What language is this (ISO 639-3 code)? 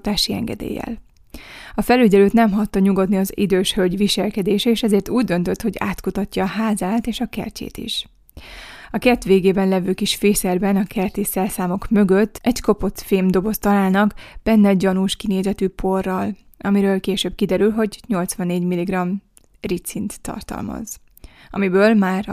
hun